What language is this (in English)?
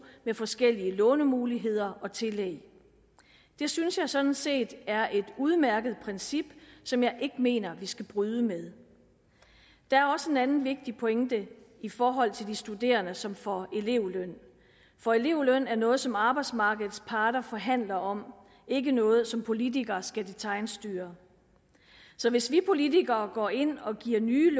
Danish